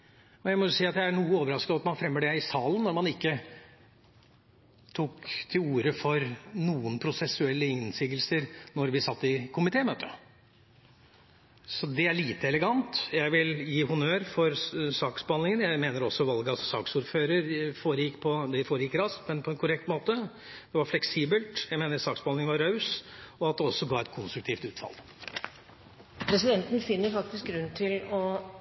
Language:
Norwegian Bokmål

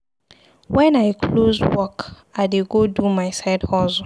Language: Nigerian Pidgin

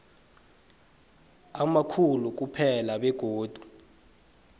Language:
South Ndebele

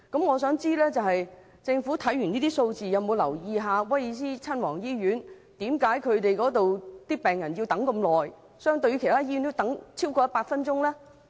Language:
Cantonese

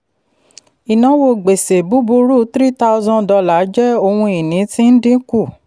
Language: Yoruba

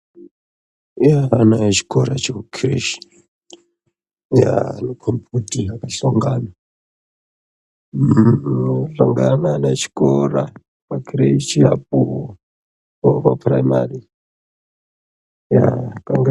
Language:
Ndau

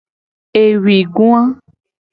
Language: Gen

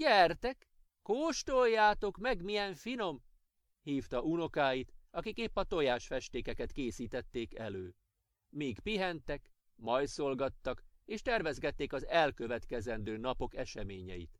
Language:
Hungarian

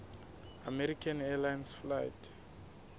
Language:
Southern Sotho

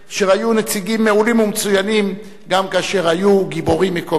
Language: Hebrew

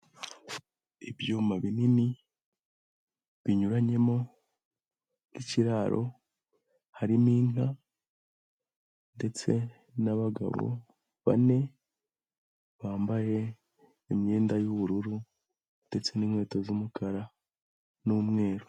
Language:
Kinyarwanda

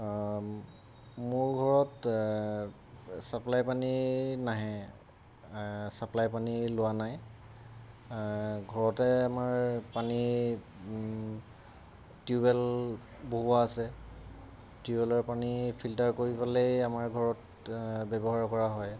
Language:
Assamese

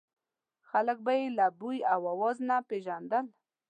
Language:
Pashto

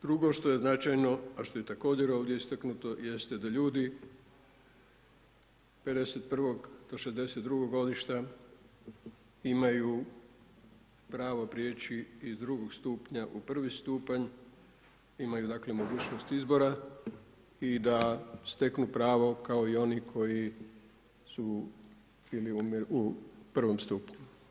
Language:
Croatian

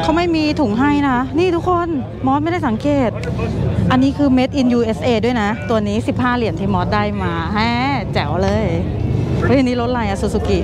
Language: Thai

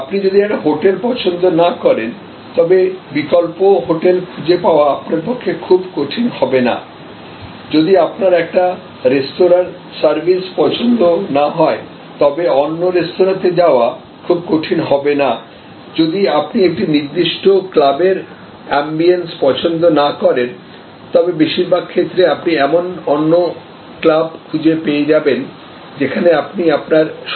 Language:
Bangla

